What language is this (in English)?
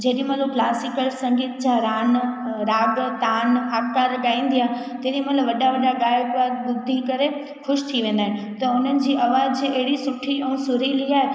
Sindhi